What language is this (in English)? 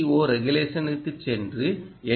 Tamil